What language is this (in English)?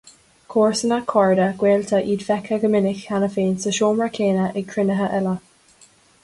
Irish